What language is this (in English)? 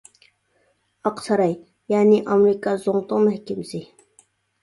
Uyghur